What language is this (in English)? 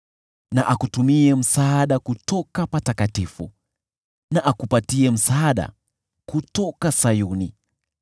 Swahili